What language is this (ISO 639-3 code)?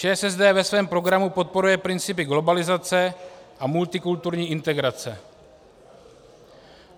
ces